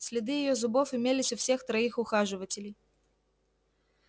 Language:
Russian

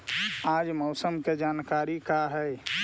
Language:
Magahi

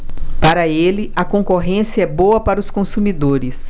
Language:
Portuguese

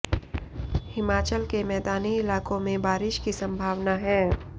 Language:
Hindi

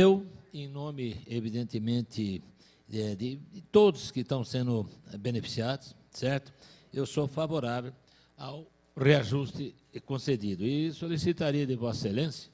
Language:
Portuguese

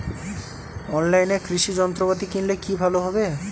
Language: Bangla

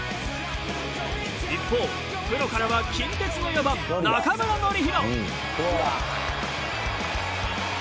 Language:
Japanese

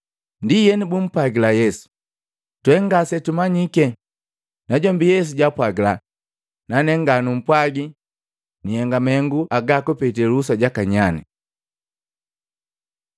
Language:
Matengo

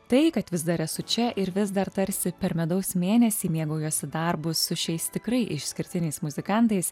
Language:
Lithuanian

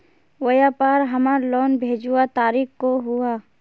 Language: Magahi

